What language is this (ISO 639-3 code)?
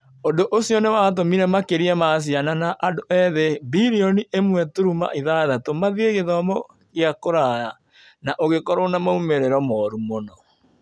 kik